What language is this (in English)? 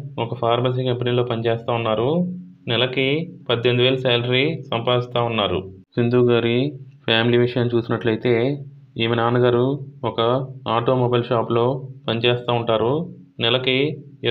Hindi